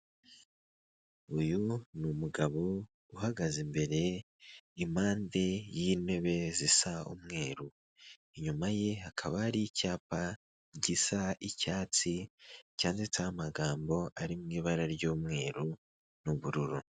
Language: Kinyarwanda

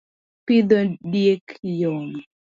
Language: Luo (Kenya and Tanzania)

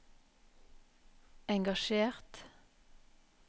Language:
Norwegian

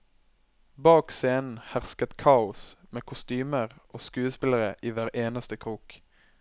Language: Norwegian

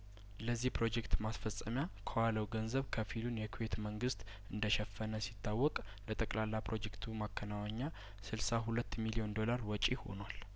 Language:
Amharic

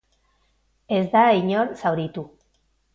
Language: Basque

